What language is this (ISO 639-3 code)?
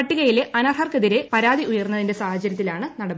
mal